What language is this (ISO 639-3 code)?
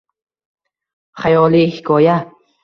uzb